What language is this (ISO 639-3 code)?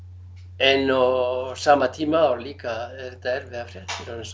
isl